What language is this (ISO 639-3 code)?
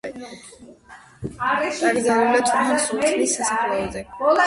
kat